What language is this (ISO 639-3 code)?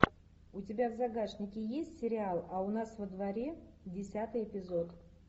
rus